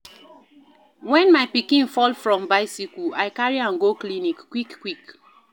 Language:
Nigerian Pidgin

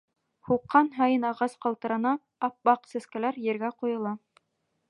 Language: Bashkir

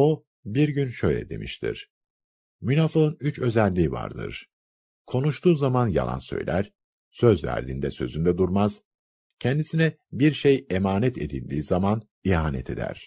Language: Turkish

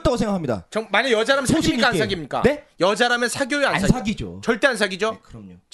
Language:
Korean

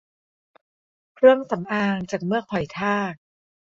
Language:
Thai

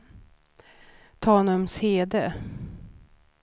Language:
Swedish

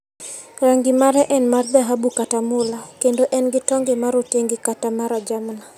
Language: Luo (Kenya and Tanzania)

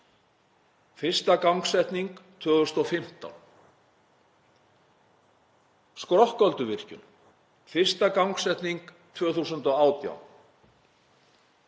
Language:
Icelandic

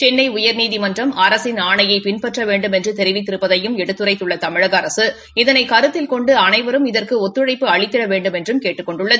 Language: Tamil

